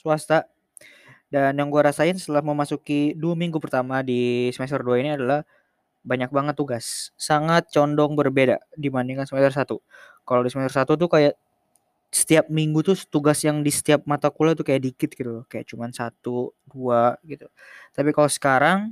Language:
Indonesian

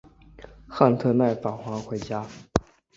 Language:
Chinese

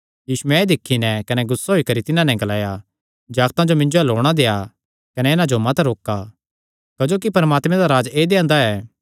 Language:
Kangri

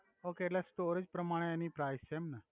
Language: Gujarati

